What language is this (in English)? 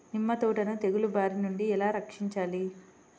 Telugu